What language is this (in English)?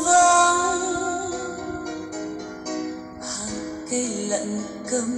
Vietnamese